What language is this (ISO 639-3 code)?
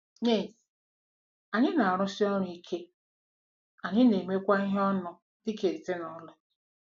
ibo